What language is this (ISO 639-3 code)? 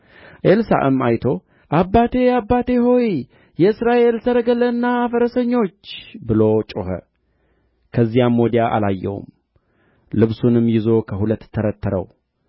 amh